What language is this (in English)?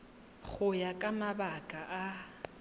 Tswana